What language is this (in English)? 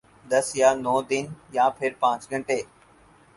Urdu